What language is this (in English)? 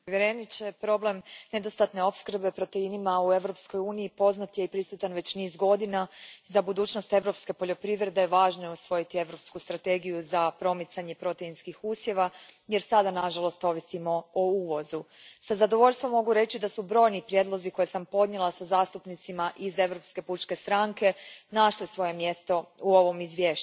Croatian